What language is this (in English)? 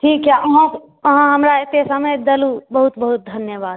Maithili